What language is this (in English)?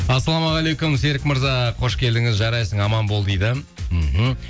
Kazakh